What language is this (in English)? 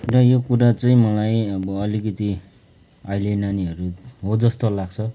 Nepali